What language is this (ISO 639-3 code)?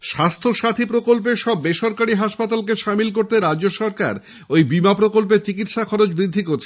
ben